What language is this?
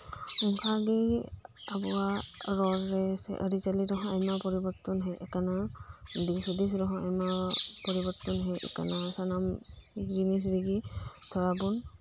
Santali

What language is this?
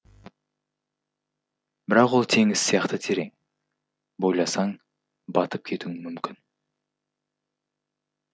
Kazakh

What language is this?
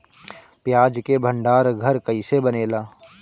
Bhojpuri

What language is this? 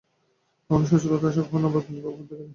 Bangla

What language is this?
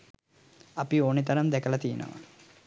Sinhala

